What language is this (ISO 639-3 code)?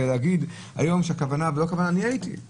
heb